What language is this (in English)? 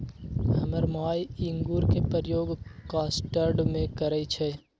Magahi